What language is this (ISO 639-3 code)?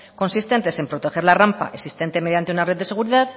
spa